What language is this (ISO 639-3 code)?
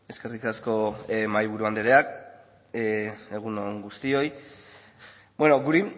eus